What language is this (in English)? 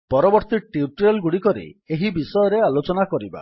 Odia